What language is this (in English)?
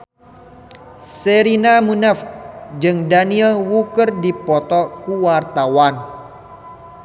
Sundanese